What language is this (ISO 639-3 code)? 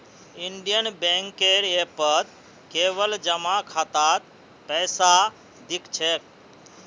mag